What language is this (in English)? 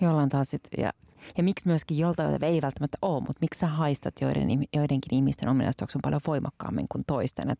Finnish